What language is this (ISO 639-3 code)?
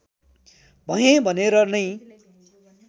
nep